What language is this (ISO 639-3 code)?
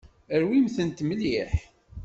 kab